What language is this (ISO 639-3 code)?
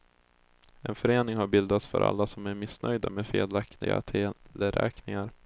swe